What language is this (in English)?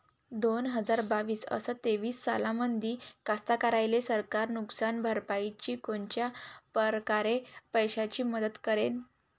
Marathi